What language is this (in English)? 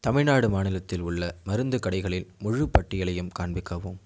Tamil